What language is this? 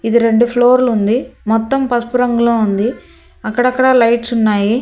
Telugu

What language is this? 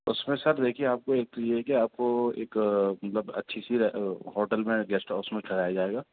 Urdu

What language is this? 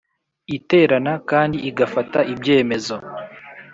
Kinyarwanda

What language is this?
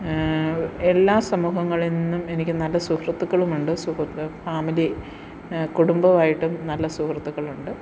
Malayalam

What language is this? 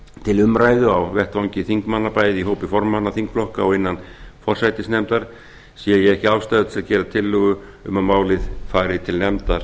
Icelandic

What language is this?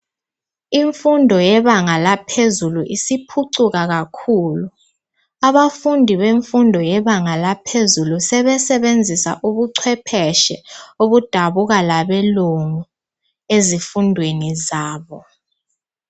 North Ndebele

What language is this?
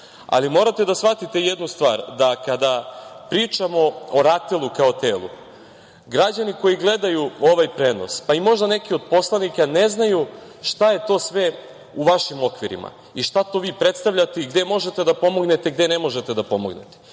Serbian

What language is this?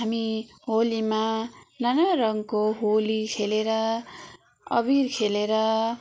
Nepali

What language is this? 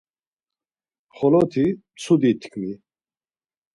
Laz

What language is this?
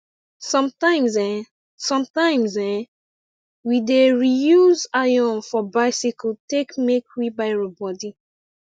Nigerian Pidgin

